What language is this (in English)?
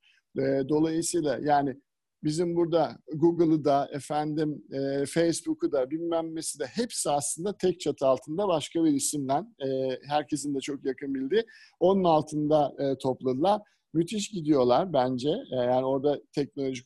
Turkish